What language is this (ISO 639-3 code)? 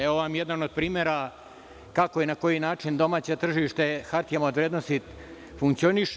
srp